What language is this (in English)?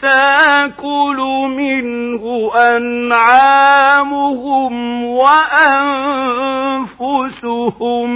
Arabic